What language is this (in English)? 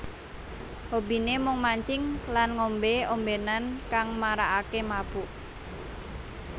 Javanese